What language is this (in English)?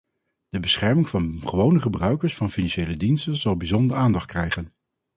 Dutch